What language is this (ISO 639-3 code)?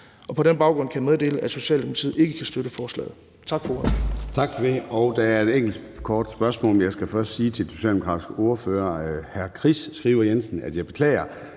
dan